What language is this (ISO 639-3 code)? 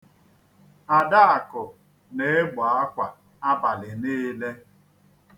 ibo